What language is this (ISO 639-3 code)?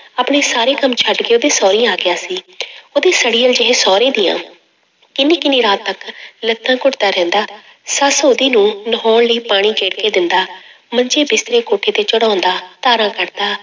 pan